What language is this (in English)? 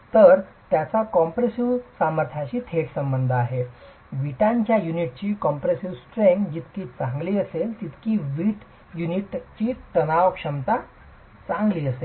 Marathi